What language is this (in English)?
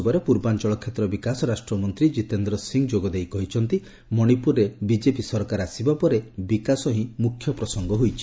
Odia